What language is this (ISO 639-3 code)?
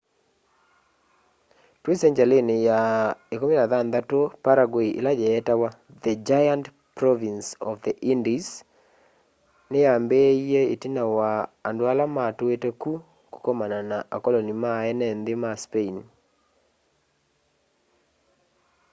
kam